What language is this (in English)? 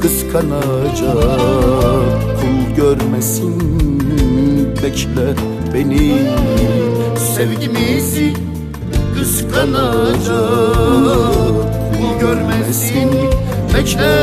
Turkish